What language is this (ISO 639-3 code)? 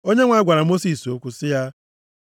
ibo